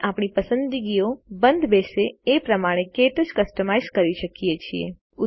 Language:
Gujarati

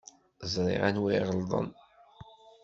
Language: Kabyle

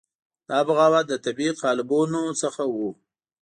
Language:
Pashto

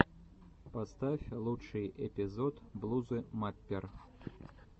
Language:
Russian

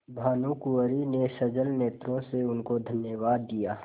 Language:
Hindi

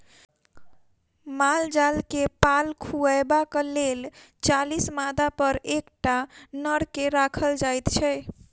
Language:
Maithili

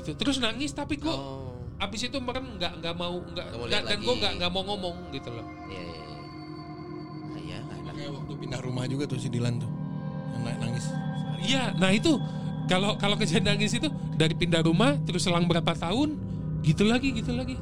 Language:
Indonesian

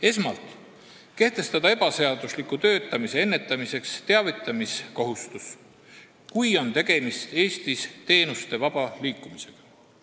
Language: Estonian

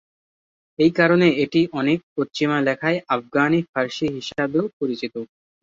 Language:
Bangla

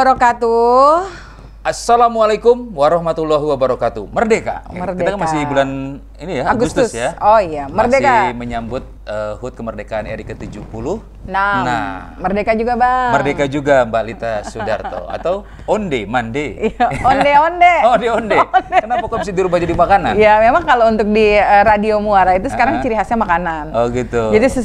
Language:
Indonesian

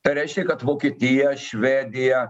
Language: Lithuanian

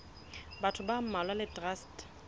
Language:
Southern Sotho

